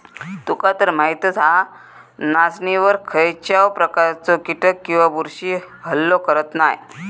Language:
Marathi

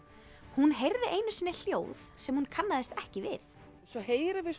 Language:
Icelandic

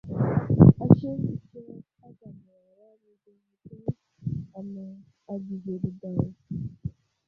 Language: Wuzlam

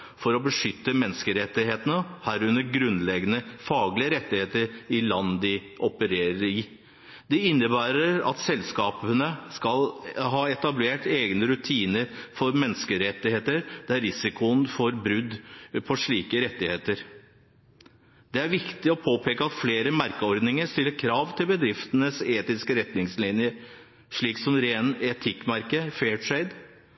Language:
Norwegian Bokmål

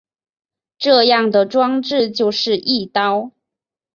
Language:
Chinese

